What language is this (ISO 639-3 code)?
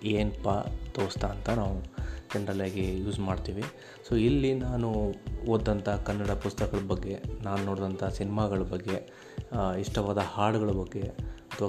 kan